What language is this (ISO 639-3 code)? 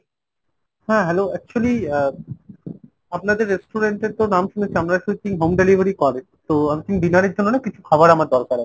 ben